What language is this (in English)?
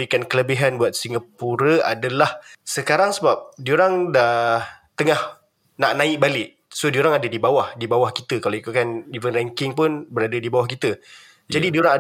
Malay